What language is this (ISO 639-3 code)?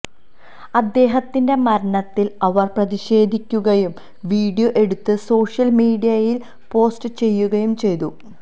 mal